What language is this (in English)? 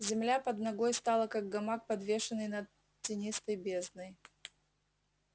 Russian